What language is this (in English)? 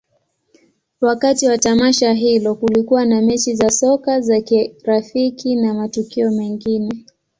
Swahili